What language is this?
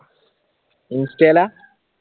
Malayalam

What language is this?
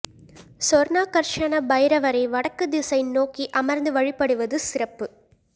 Tamil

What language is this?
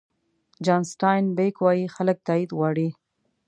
Pashto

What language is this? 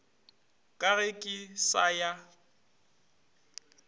Northern Sotho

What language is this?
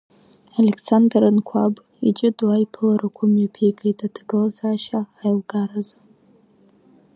Abkhazian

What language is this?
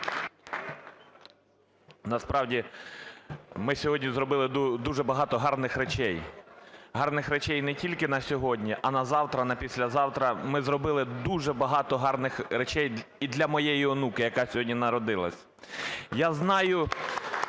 Ukrainian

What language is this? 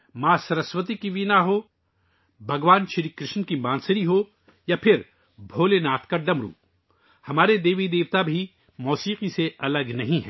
Urdu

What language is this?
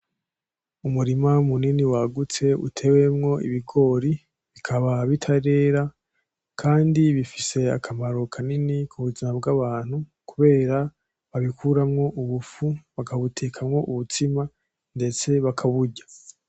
Rundi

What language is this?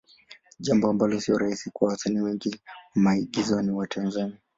Swahili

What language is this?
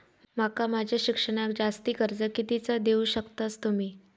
Marathi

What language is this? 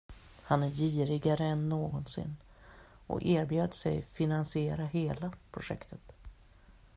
Swedish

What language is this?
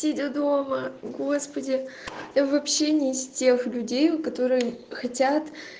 Russian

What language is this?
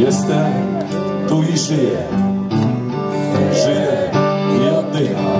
Polish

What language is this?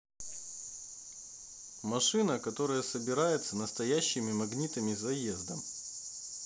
Russian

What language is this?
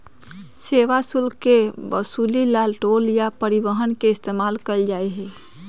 Magahi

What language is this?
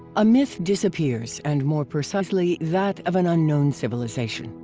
English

